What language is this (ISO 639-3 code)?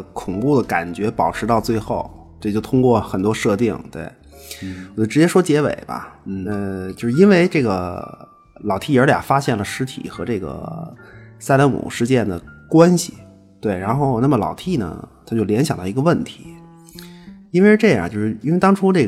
zho